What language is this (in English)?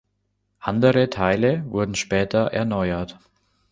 German